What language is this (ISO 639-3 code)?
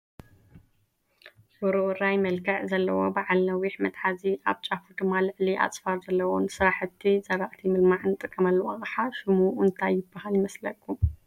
tir